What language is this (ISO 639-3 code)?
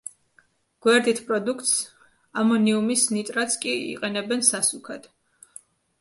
kat